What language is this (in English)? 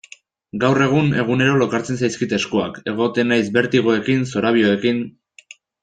Basque